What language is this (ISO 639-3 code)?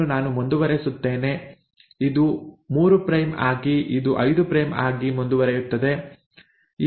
kan